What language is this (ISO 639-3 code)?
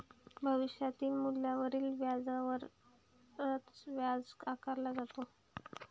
mar